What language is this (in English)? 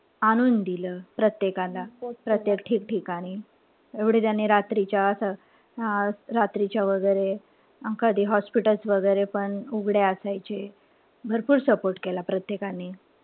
Marathi